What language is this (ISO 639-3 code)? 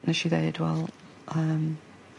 cym